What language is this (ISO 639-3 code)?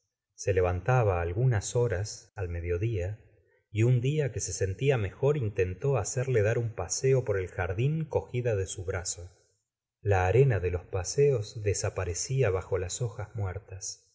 spa